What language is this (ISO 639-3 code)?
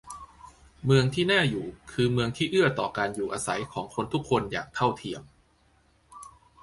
tha